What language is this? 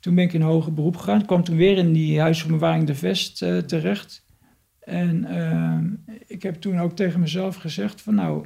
Dutch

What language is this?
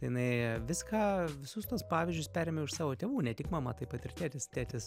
Lithuanian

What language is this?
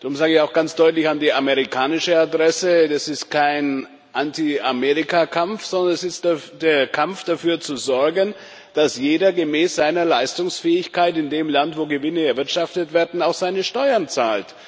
German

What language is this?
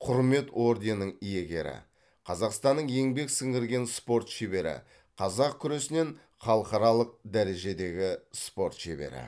Kazakh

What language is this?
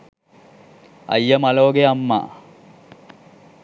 Sinhala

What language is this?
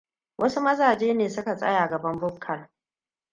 Hausa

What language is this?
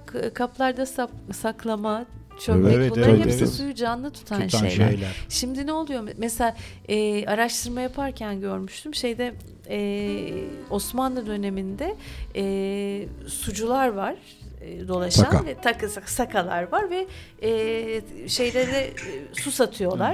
Turkish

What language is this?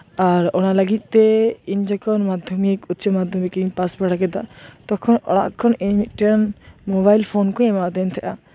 Santali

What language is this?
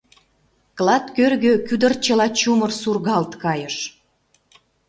Mari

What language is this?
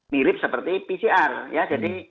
Indonesian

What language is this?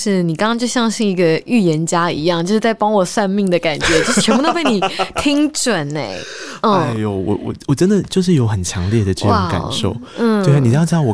Chinese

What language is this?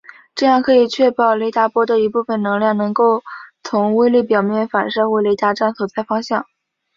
Chinese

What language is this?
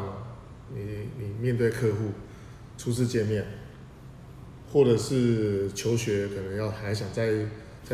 Chinese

